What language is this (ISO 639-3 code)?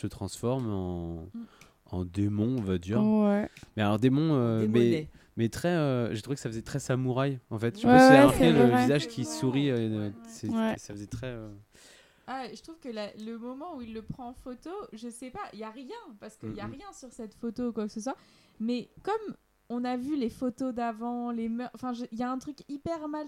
fra